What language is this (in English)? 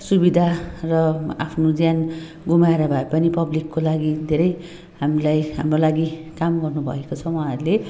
Nepali